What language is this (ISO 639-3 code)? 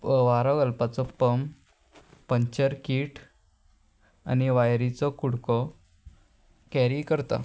kok